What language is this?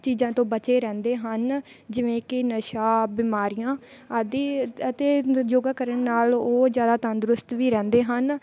Punjabi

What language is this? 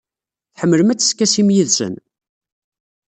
Kabyle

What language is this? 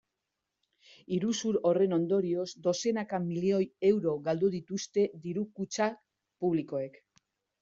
Basque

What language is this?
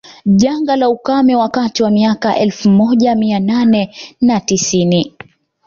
Swahili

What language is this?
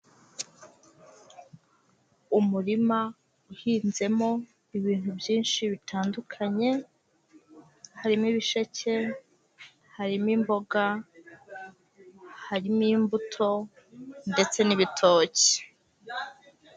Kinyarwanda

